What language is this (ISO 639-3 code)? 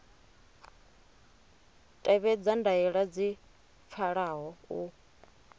ven